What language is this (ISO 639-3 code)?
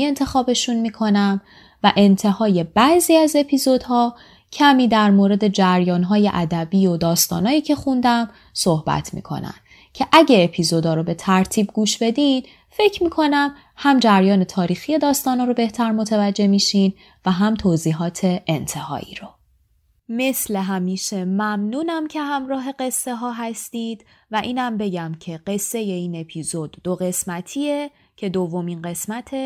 fas